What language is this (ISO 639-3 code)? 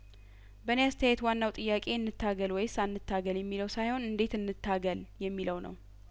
amh